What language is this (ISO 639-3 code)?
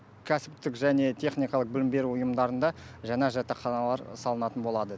kaz